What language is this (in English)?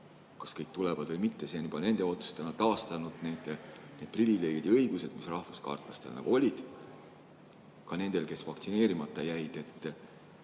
Estonian